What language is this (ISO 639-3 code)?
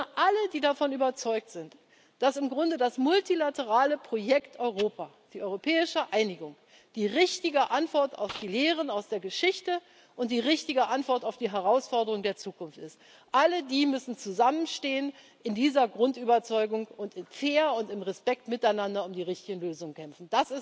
deu